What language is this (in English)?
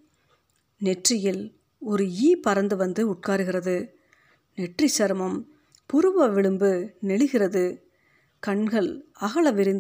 Tamil